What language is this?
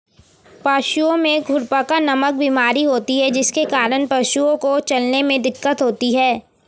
Hindi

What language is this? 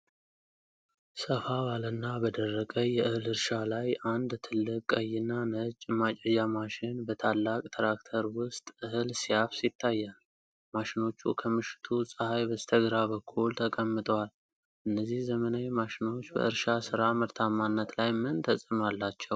Amharic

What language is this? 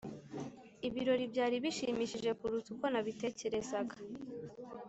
Kinyarwanda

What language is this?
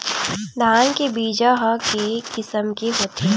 Chhattisgarhi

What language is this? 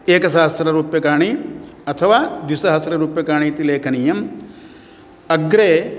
Sanskrit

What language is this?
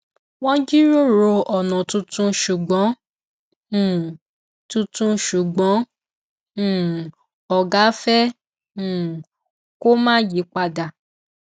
Yoruba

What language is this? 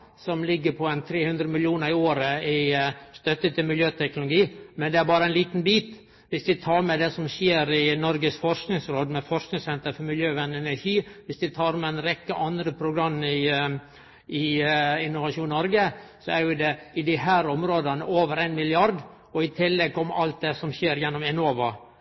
Norwegian Nynorsk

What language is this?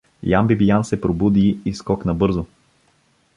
Bulgarian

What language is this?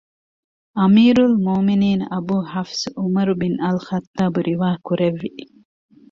Divehi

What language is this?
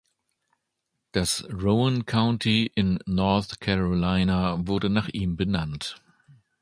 German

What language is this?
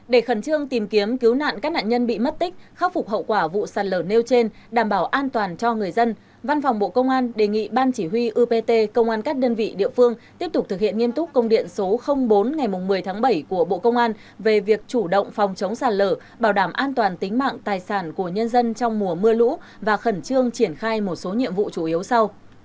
Vietnamese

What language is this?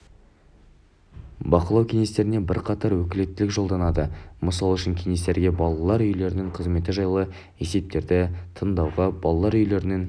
Kazakh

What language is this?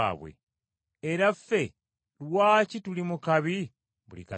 Ganda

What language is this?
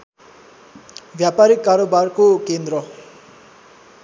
Nepali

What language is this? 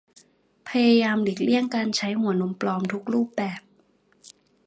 Thai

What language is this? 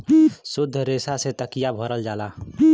Bhojpuri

